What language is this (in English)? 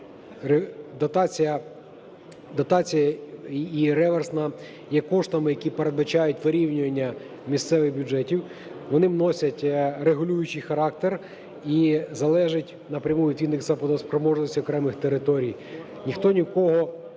Ukrainian